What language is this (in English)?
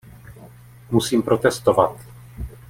Czech